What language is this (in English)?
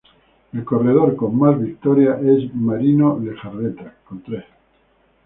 Spanish